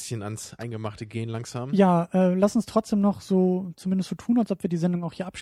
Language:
German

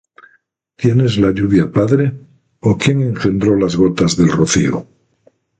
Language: Spanish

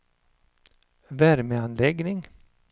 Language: Swedish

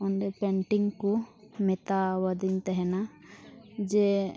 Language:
Santali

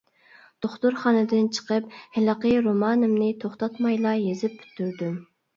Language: Uyghur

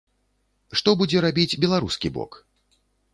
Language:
Belarusian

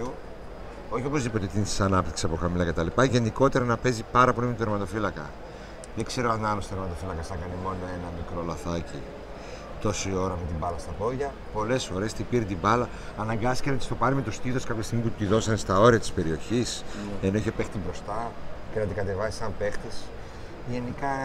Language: Greek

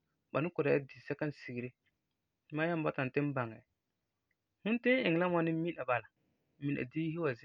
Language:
Frafra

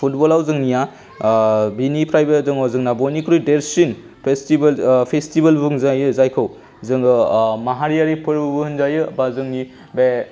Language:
Bodo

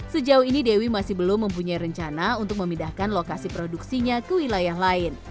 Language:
Indonesian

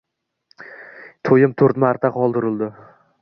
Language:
Uzbek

